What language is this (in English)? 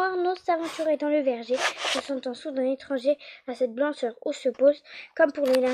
French